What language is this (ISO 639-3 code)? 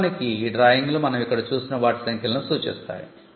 tel